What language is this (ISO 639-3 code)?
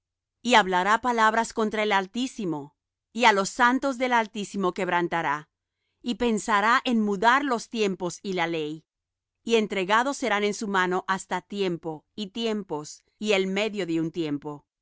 spa